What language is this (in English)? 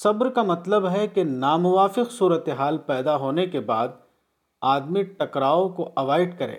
Urdu